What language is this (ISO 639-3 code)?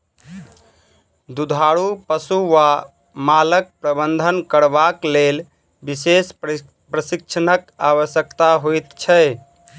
mai